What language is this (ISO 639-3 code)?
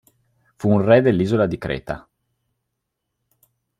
ita